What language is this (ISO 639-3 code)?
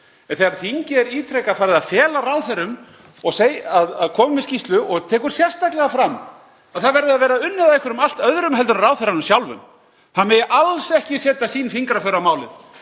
isl